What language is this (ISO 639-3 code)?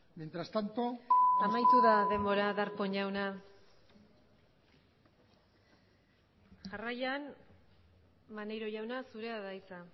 eus